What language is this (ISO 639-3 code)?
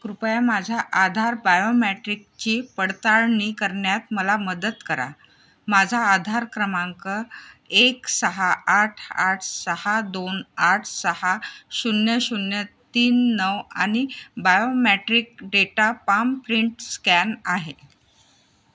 mar